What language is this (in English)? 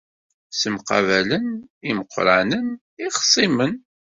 Kabyle